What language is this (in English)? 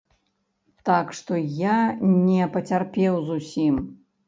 Belarusian